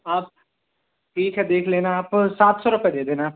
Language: Hindi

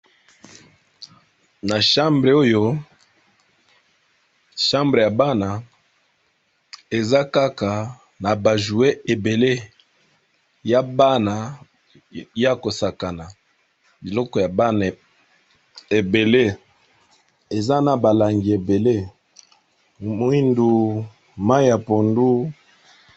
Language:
Lingala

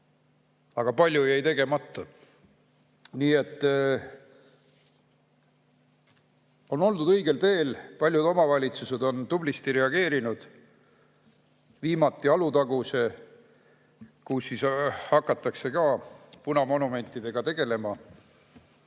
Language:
Estonian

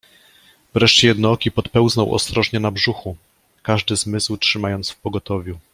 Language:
Polish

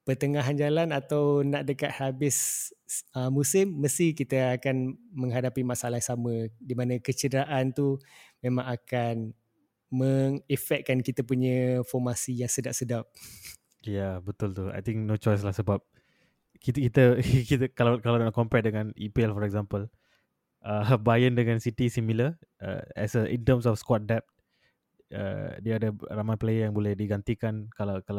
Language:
Malay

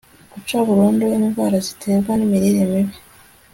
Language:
Kinyarwanda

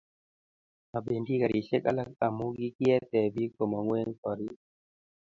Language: Kalenjin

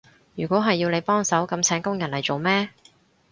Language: Cantonese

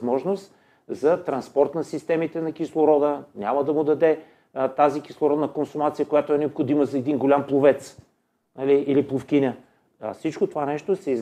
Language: Bulgarian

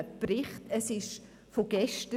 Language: Swiss German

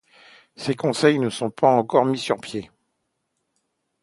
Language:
French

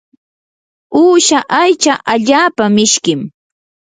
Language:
Yanahuanca Pasco Quechua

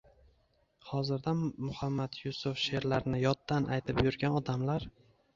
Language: Uzbek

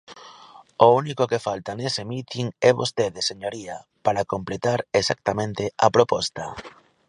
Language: Galician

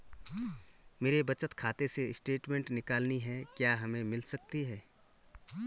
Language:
Hindi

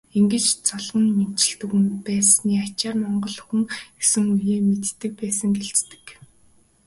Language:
Mongolian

